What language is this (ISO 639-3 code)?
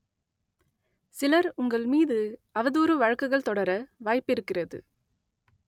tam